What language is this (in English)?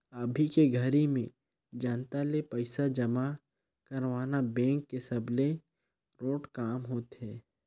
Chhattisgarhi